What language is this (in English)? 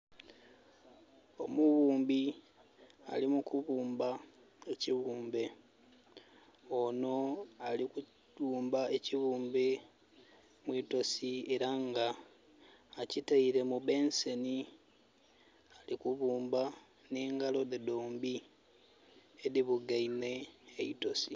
Soga